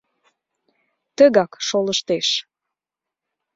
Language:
Mari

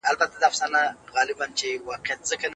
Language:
Pashto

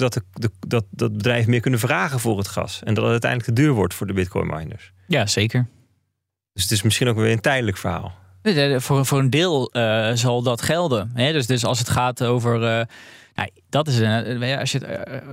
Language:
Dutch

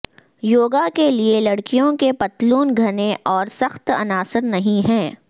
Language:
Urdu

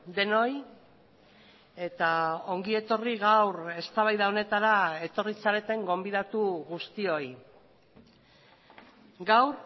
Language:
Basque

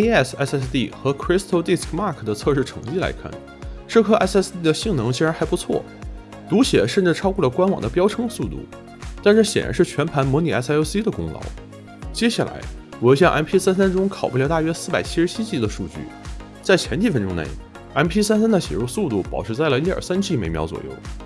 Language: Chinese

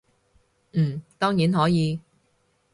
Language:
Cantonese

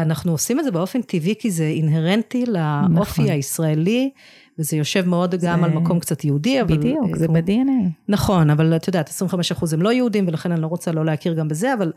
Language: Hebrew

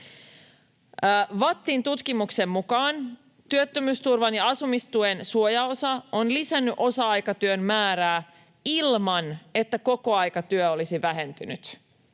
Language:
Finnish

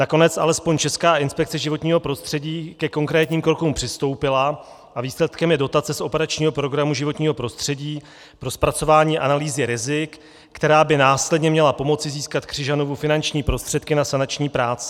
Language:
Czech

